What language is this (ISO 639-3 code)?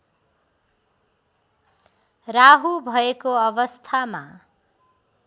nep